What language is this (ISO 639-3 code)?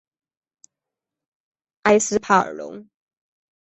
zho